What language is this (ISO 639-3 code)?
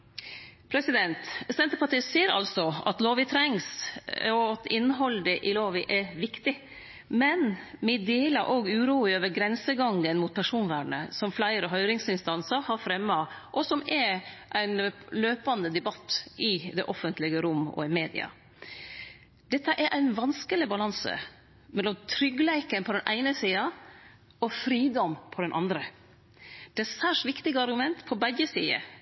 nno